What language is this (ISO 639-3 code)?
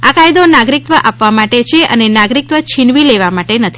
guj